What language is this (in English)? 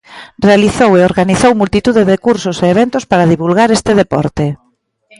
Galician